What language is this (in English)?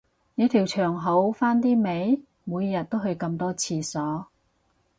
Cantonese